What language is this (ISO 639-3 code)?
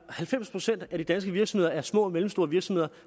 dan